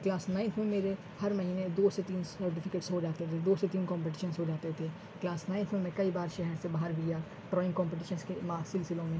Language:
Urdu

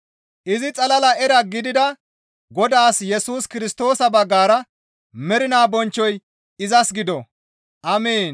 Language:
Gamo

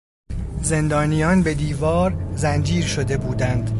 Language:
Persian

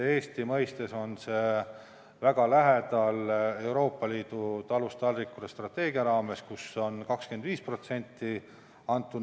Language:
Estonian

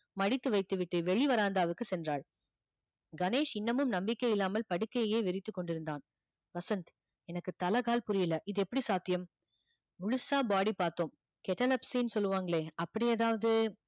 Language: Tamil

